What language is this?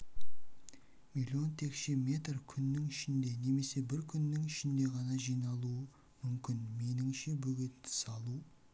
Kazakh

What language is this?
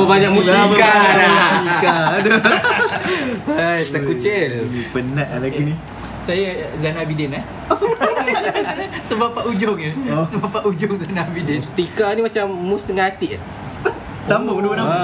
Malay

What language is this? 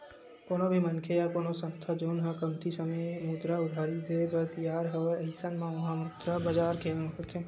Chhattisgarhi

